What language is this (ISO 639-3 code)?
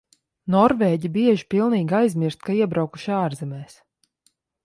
lav